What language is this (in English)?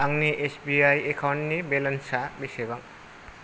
Bodo